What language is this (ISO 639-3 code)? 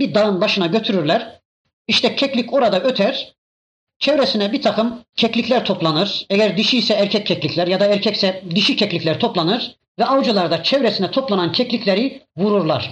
tur